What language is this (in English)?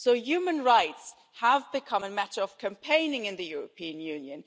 English